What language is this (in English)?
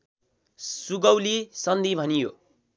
Nepali